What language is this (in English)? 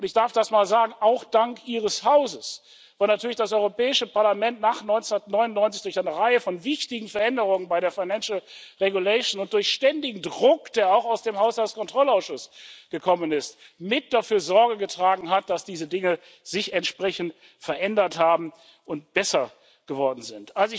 German